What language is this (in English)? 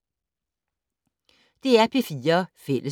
Danish